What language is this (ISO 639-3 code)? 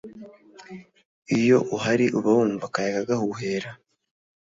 kin